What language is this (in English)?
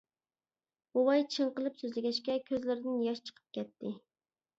Uyghur